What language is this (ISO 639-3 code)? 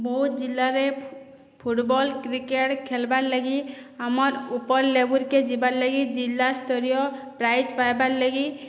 ori